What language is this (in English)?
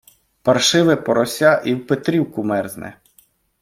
Ukrainian